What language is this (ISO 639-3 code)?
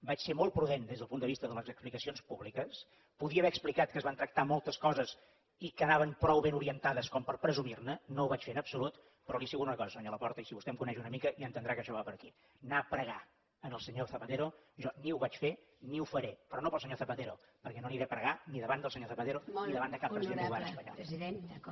cat